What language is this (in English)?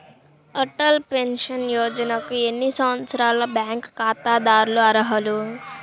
Telugu